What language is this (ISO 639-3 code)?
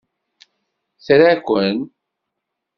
kab